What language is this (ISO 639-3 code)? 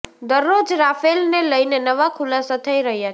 guj